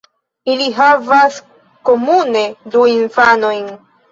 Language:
Esperanto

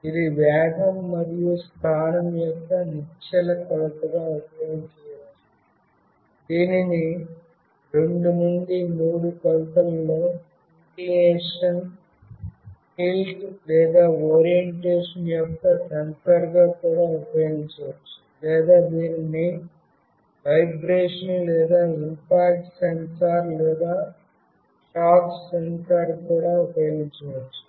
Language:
Telugu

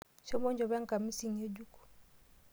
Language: Masai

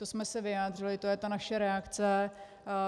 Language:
Czech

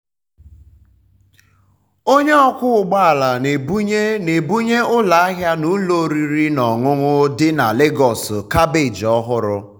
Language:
Igbo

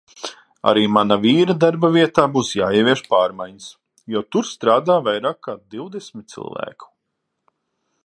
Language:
Latvian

